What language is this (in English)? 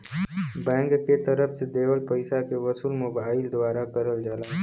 Bhojpuri